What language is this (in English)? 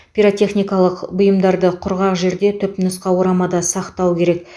Kazakh